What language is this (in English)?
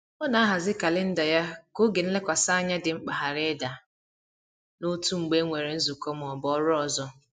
Igbo